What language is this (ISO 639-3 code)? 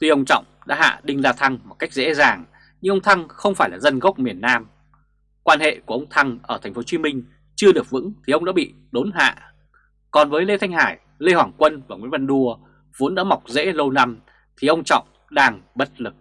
vie